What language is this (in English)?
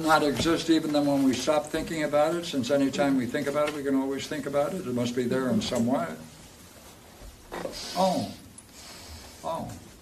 English